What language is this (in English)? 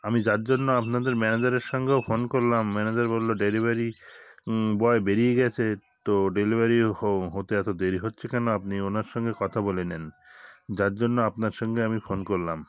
Bangla